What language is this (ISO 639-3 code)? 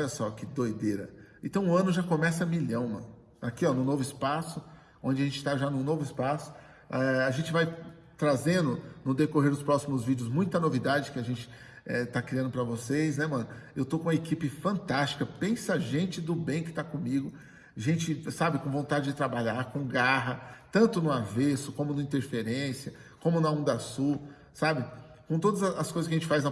por